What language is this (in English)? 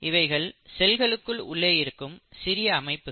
Tamil